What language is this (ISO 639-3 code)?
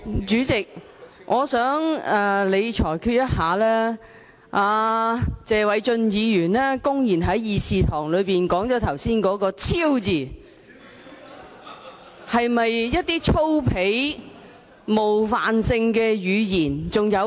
yue